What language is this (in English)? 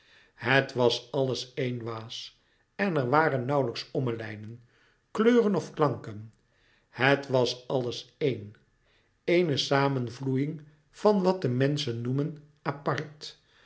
Dutch